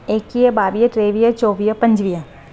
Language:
Sindhi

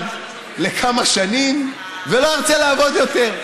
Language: Hebrew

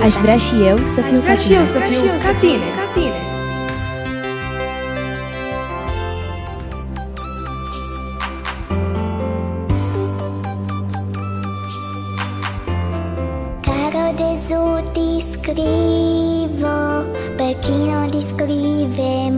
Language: Romanian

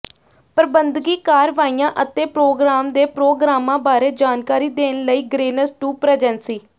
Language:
Punjabi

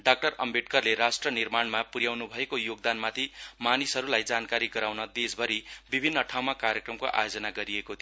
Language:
Nepali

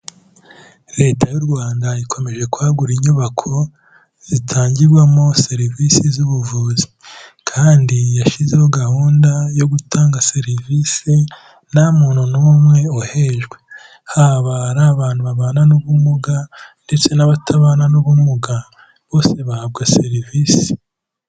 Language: Kinyarwanda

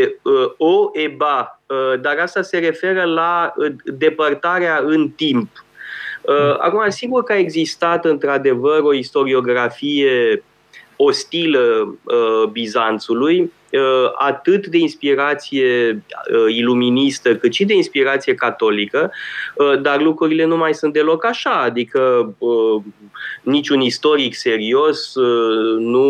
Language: Romanian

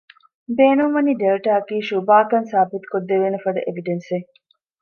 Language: Divehi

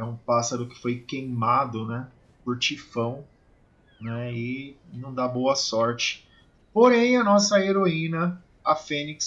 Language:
Portuguese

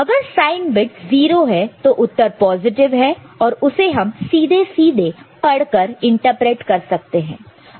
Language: Hindi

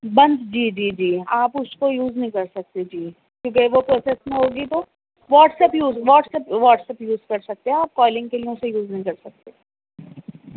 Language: Urdu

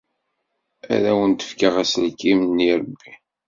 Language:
Kabyle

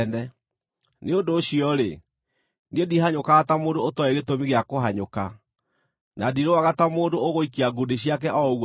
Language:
Kikuyu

